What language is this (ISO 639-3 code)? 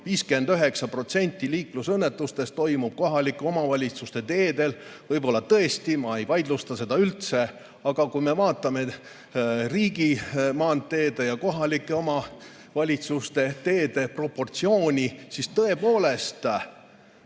est